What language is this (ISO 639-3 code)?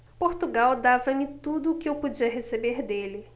por